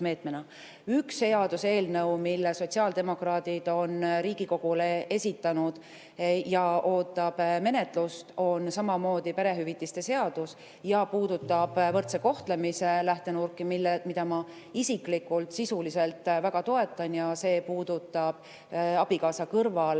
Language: Estonian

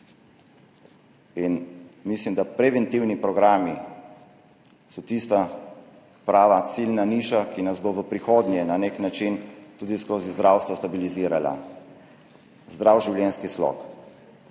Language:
Slovenian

